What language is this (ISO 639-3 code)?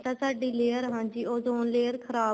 pan